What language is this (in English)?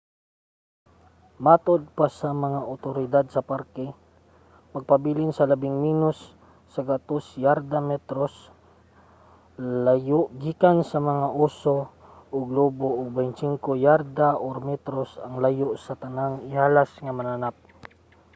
Cebuano